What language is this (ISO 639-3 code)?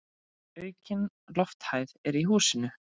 isl